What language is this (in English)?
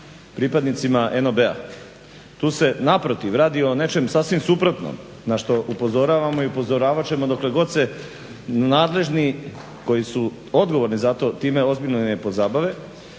Croatian